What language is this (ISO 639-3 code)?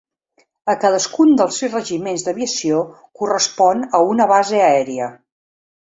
cat